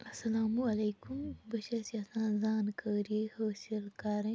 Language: Kashmiri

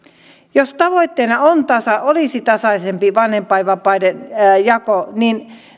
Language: Finnish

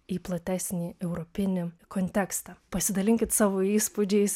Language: Lithuanian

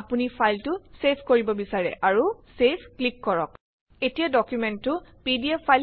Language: Assamese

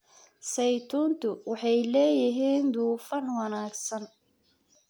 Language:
Somali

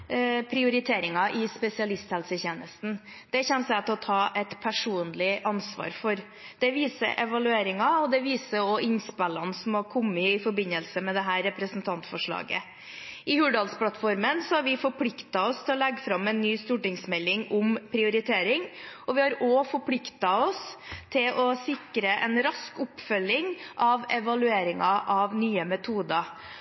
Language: Norwegian Bokmål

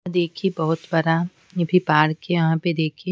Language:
Hindi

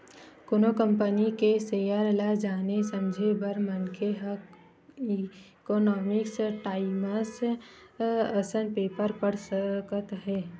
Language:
Chhattisgarhi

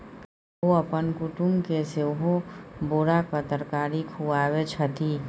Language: Maithili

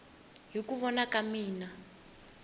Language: Tsonga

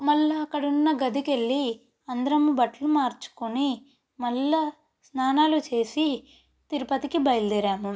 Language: Telugu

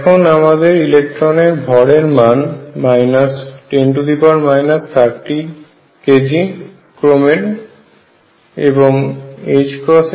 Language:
Bangla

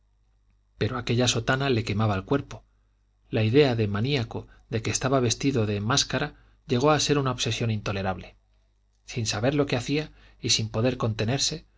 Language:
Spanish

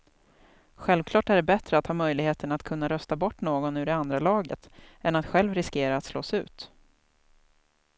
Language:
Swedish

